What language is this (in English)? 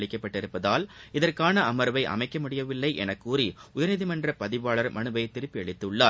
Tamil